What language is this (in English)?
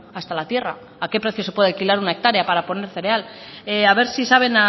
Spanish